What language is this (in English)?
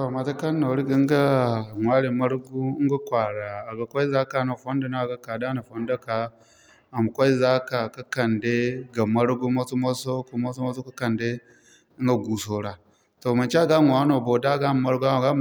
Zarma